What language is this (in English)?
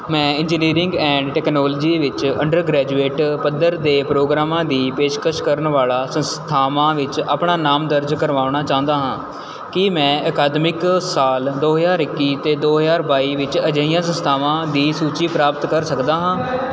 Punjabi